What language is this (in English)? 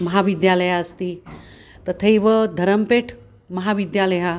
Sanskrit